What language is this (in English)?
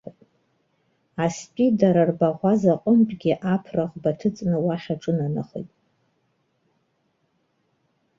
Abkhazian